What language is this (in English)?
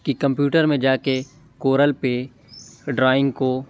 Urdu